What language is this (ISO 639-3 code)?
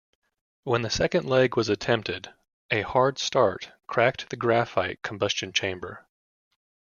eng